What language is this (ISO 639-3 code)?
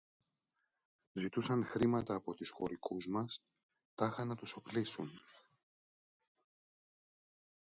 ell